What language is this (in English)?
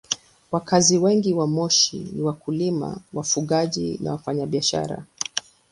Swahili